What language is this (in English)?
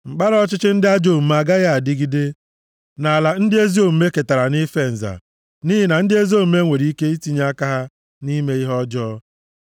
Igbo